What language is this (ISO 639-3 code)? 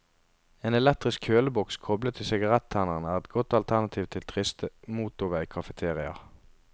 nor